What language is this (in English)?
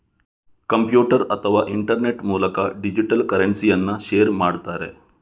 Kannada